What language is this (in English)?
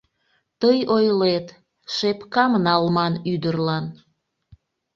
Mari